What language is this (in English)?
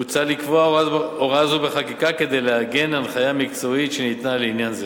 Hebrew